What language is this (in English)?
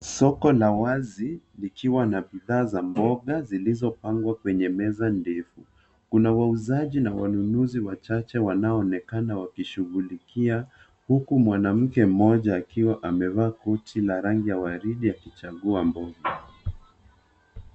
Swahili